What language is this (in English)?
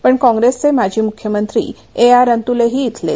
Marathi